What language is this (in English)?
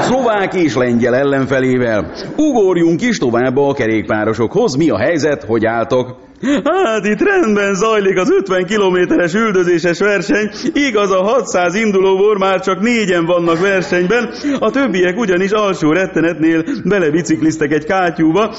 Hungarian